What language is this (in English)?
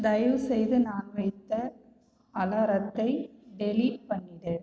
Tamil